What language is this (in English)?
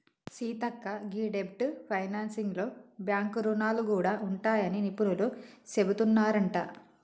Telugu